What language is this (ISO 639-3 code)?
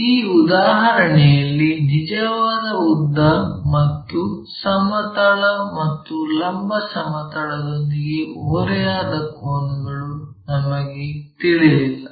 kan